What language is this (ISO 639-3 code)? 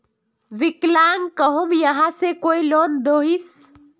mag